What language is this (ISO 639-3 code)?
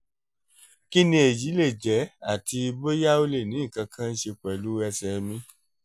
yor